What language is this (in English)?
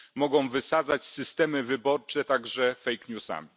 Polish